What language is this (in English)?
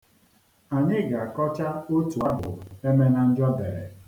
Igbo